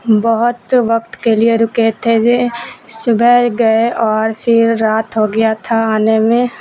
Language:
Urdu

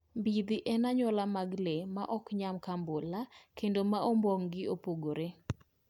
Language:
Luo (Kenya and Tanzania)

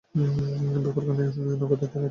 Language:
Bangla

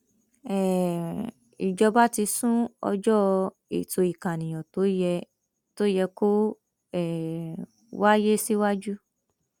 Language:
Yoruba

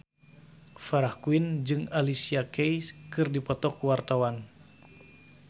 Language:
Sundanese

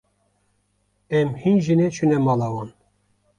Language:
Kurdish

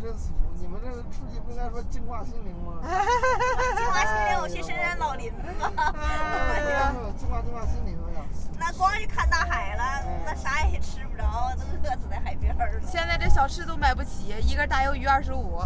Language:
Chinese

